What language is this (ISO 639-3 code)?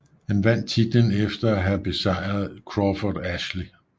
dan